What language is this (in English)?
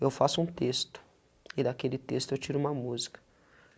Portuguese